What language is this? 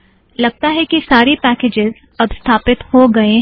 Hindi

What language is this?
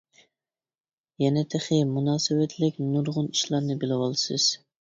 Uyghur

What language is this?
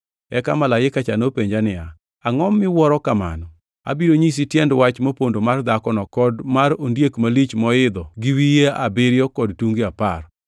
Luo (Kenya and Tanzania)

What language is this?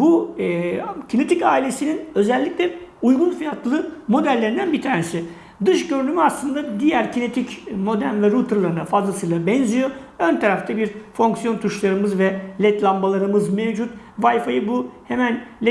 Turkish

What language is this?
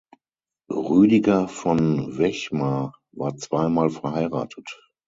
German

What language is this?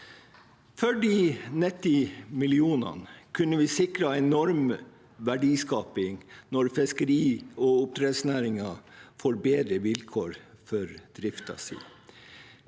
Norwegian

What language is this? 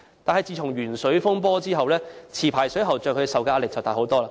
Cantonese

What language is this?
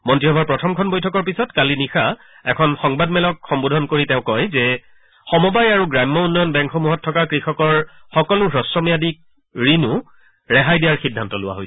Assamese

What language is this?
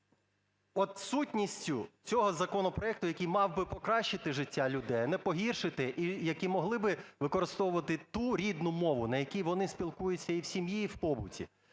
Ukrainian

